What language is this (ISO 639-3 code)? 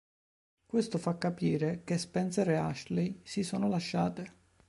ita